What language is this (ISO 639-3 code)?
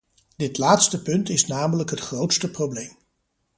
nld